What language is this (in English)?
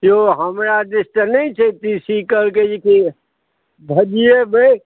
Maithili